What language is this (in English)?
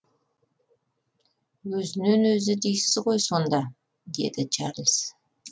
Kazakh